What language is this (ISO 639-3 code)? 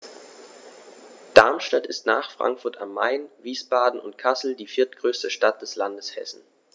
deu